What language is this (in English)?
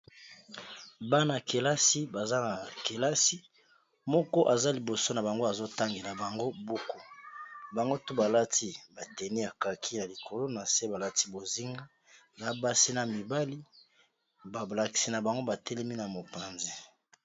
Lingala